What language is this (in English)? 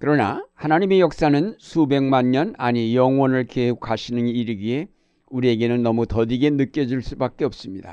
Korean